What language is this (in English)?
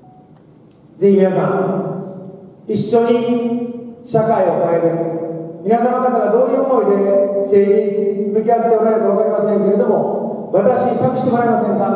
Japanese